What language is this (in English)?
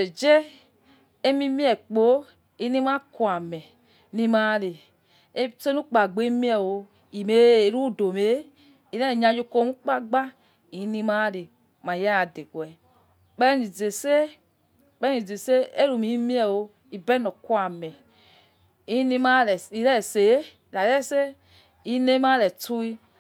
Yekhee